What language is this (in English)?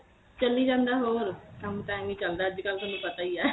Punjabi